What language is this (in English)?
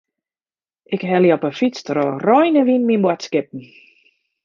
Western Frisian